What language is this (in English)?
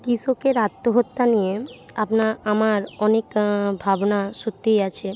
Bangla